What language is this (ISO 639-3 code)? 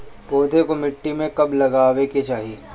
bho